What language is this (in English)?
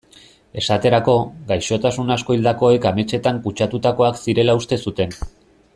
Basque